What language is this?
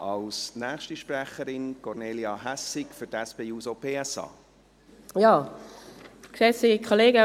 Swiss German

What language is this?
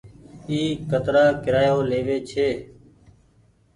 Goaria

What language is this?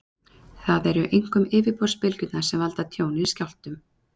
Icelandic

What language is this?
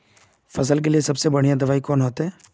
Magahi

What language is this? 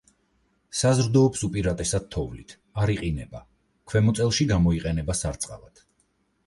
Georgian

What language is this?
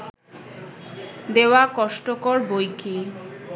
Bangla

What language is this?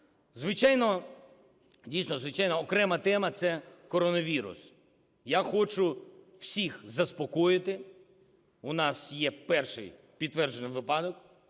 Ukrainian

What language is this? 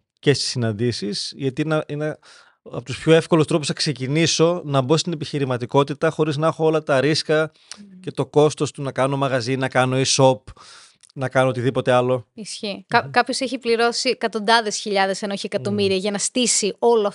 Greek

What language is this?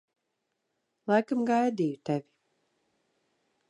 Latvian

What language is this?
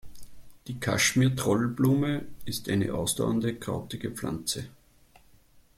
German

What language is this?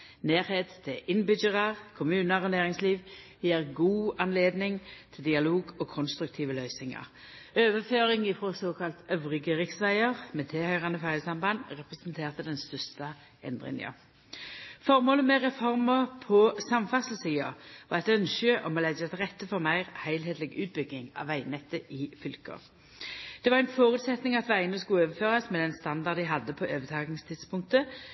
Norwegian Nynorsk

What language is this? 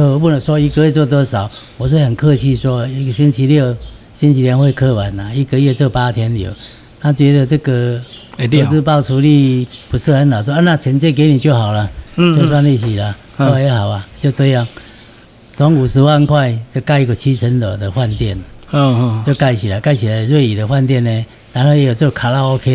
Chinese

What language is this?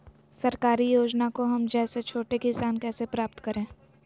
Magahi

